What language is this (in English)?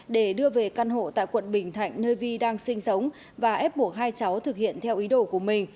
Vietnamese